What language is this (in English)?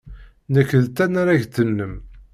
Kabyle